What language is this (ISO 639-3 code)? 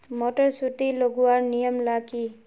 mag